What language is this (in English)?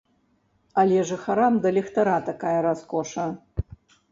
Belarusian